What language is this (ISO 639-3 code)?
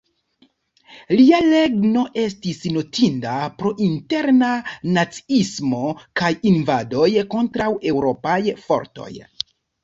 epo